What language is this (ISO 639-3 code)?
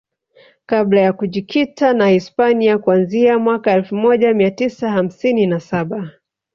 swa